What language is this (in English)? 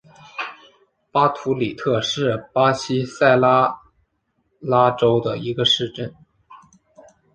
Chinese